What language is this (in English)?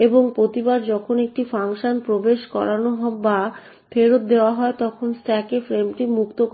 Bangla